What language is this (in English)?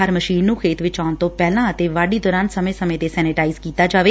Punjabi